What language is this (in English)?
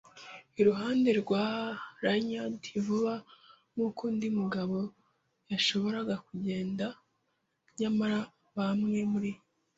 Kinyarwanda